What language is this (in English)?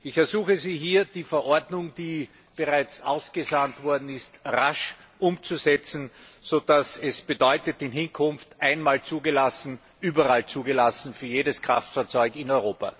German